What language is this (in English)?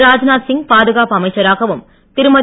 Tamil